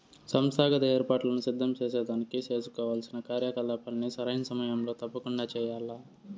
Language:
Telugu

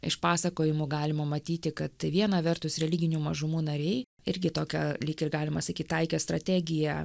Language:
Lithuanian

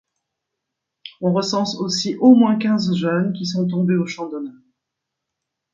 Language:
French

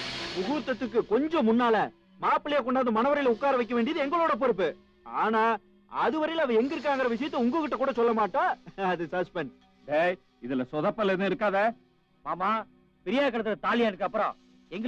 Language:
Hindi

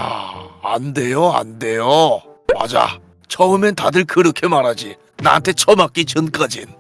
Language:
Korean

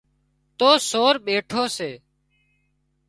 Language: Wadiyara Koli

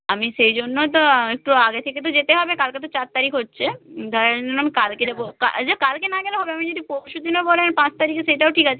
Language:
Bangla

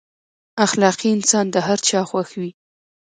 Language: Pashto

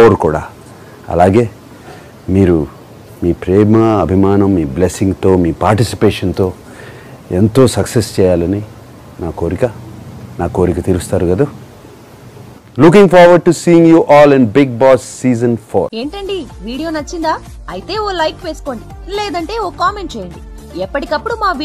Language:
Telugu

